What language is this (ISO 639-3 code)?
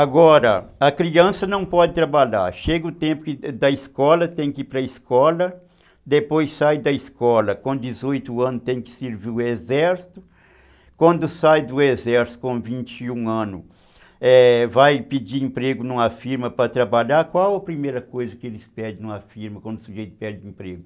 por